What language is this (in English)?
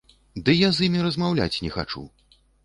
Belarusian